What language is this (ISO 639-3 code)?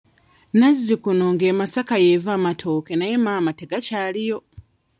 lug